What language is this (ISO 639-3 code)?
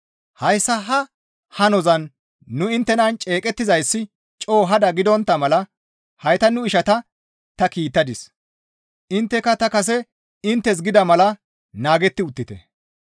gmv